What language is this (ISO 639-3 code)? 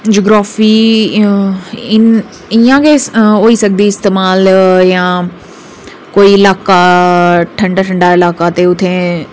doi